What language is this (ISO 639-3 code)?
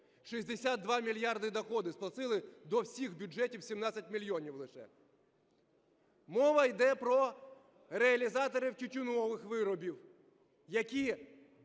ukr